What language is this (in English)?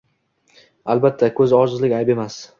Uzbek